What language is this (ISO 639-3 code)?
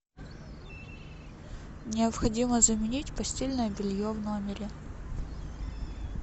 rus